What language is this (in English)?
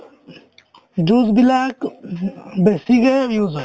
Assamese